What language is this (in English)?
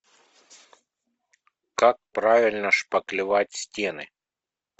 Russian